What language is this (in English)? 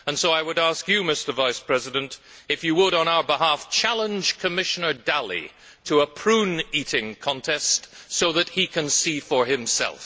English